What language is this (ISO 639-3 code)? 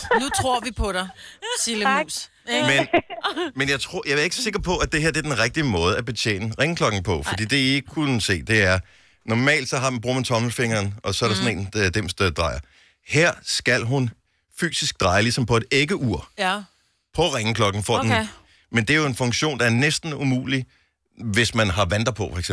dan